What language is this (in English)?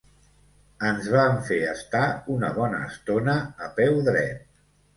Catalan